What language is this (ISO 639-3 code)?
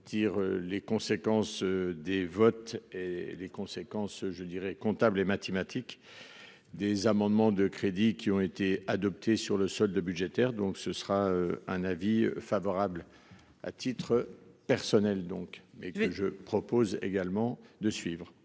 fra